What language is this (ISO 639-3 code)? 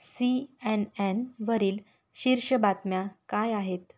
mar